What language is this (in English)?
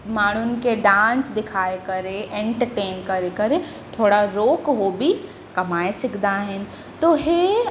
Sindhi